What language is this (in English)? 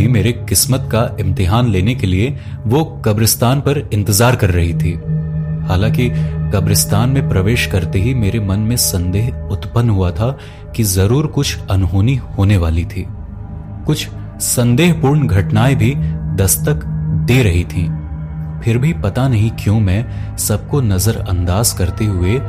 Hindi